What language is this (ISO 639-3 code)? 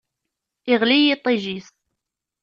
kab